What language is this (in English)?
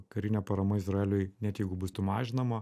Lithuanian